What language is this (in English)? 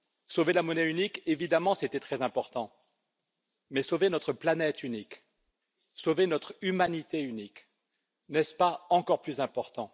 French